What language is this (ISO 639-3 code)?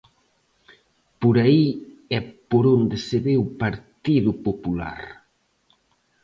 glg